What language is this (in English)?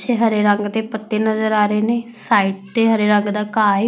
Punjabi